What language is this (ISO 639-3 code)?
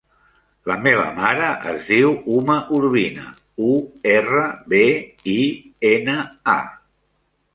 cat